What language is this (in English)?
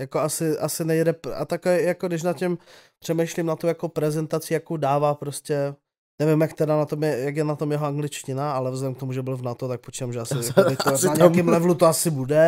Czech